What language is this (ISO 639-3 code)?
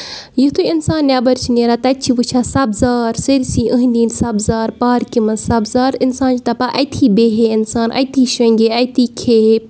kas